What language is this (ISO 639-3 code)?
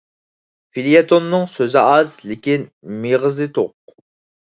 uig